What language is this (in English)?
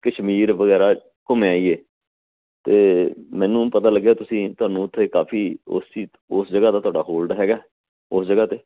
Punjabi